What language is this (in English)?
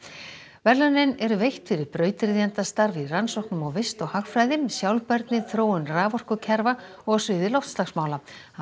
Icelandic